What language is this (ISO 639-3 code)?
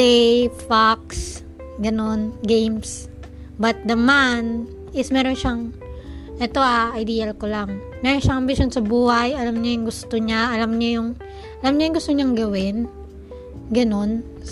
fil